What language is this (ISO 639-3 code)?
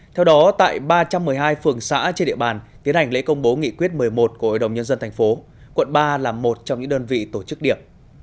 vie